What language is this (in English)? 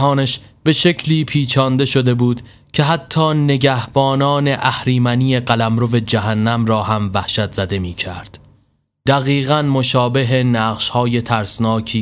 Persian